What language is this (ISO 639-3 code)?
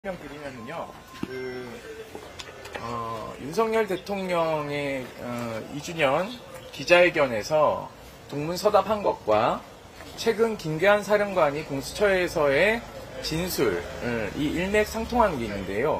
kor